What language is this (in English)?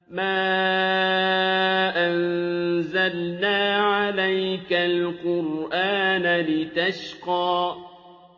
Arabic